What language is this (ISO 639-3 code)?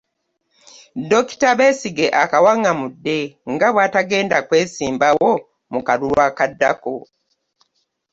lug